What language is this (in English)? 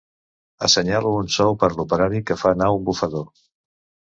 Catalan